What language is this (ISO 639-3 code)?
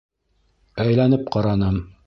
bak